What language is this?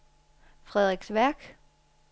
Danish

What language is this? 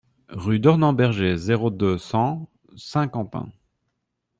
French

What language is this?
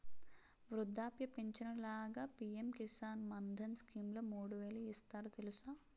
Telugu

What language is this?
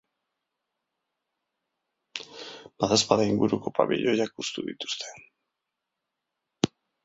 Basque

